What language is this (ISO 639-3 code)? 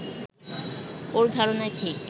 ben